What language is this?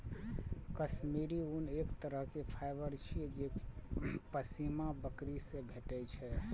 Maithili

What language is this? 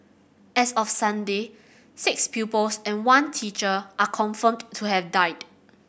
English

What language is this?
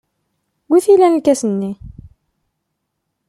Kabyle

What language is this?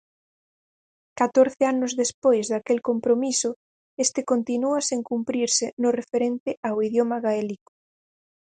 Galician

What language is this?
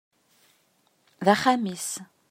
Kabyle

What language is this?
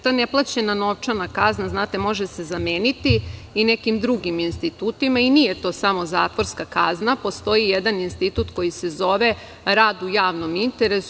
Serbian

